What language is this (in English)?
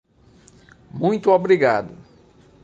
Portuguese